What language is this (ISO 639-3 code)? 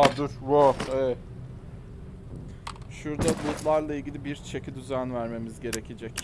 tur